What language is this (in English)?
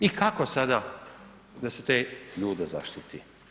Croatian